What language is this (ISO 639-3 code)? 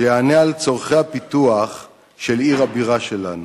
heb